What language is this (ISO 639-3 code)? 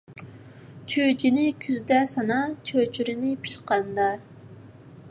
uig